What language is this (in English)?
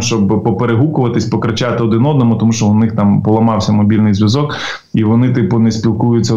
Ukrainian